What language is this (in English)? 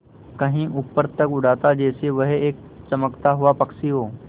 Hindi